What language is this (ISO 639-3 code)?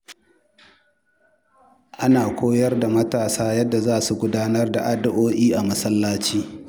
hau